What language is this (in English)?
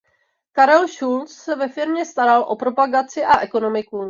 Czech